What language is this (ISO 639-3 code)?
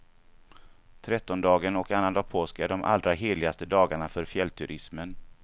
swe